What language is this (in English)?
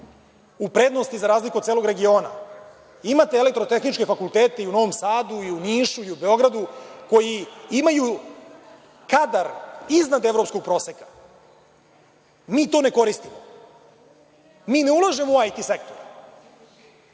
Serbian